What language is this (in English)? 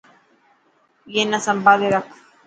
Dhatki